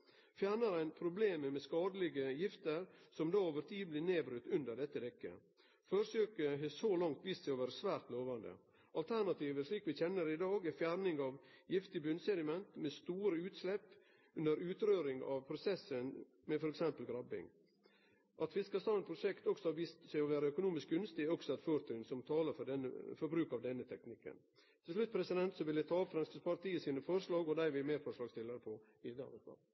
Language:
Norwegian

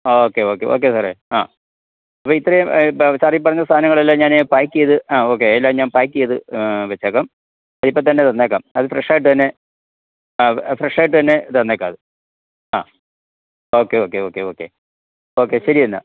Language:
Malayalam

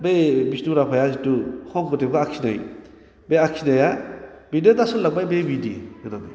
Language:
Bodo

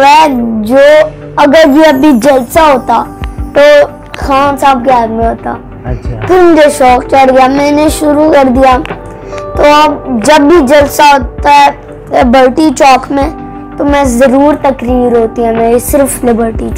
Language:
Hindi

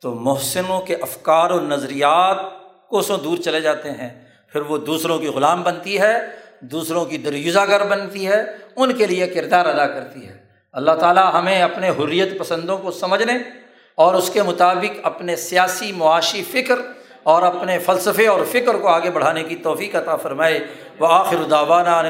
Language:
Urdu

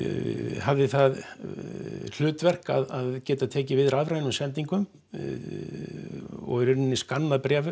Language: Icelandic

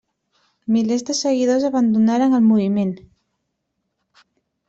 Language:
Catalan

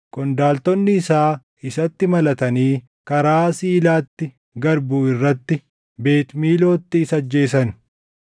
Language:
Oromo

